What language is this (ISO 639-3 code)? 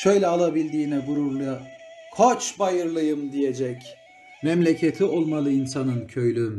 tur